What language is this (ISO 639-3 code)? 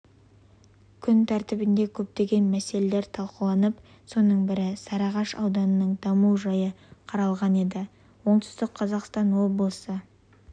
kaz